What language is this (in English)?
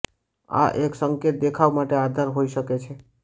Gujarati